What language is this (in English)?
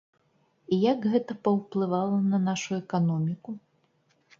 Belarusian